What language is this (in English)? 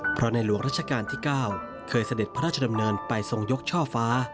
Thai